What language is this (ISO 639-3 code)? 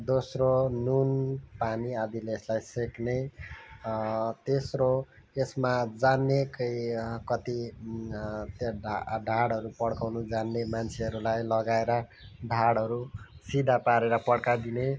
nep